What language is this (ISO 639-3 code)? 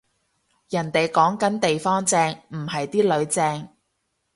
yue